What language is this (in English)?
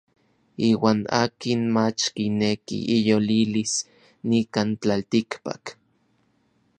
Orizaba Nahuatl